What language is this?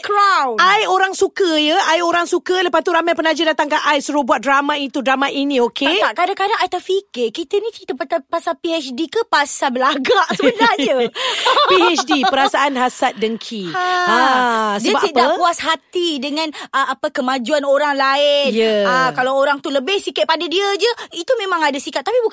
Malay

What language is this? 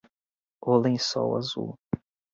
Portuguese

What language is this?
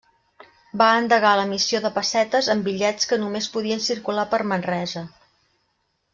Catalan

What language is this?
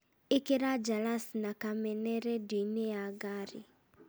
Kikuyu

